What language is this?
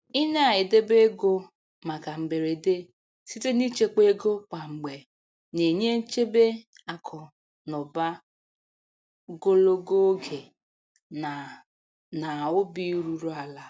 Igbo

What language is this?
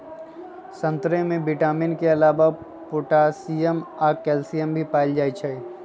Magahi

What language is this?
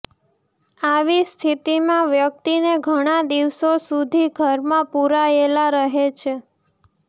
Gujarati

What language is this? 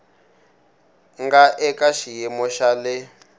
Tsonga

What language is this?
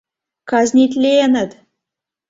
Mari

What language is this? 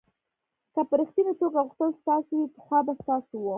Pashto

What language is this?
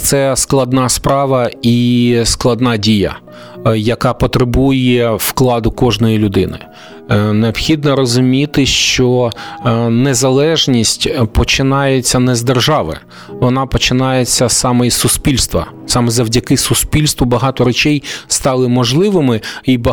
Ukrainian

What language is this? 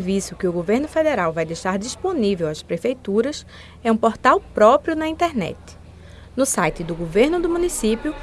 Portuguese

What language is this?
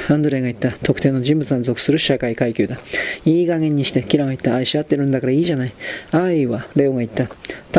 Japanese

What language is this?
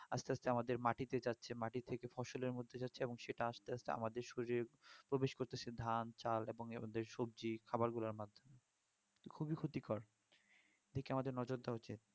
Bangla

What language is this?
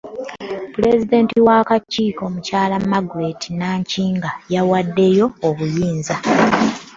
Ganda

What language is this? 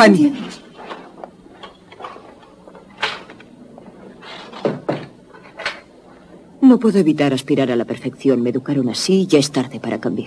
Spanish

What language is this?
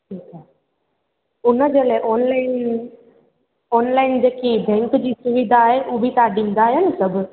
Sindhi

